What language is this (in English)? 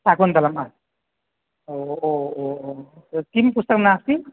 Sanskrit